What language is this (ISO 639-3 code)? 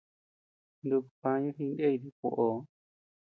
cux